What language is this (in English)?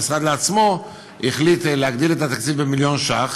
Hebrew